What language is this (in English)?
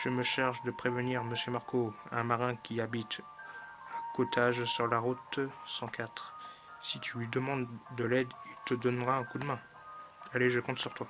French